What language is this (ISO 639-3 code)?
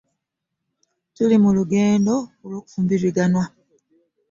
lug